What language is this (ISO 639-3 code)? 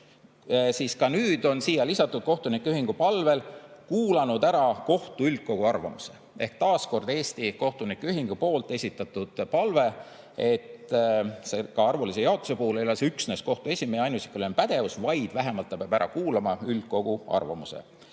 est